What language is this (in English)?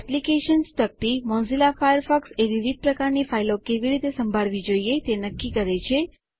Gujarati